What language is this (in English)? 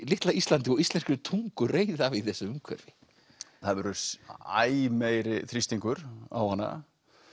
Icelandic